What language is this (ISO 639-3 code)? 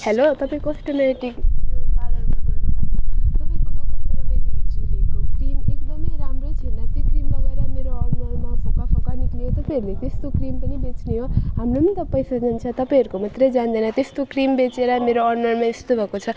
nep